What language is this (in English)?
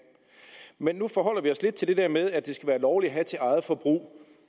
Danish